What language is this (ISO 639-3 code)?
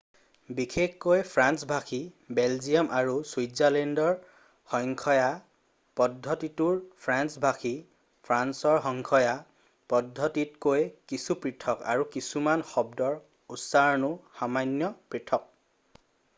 asm